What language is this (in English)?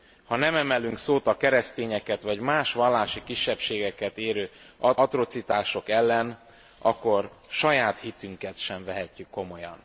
Hungarian